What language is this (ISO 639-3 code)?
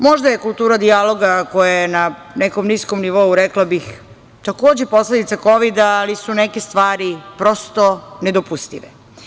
srp